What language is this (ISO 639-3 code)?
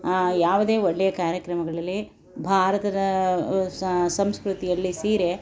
kan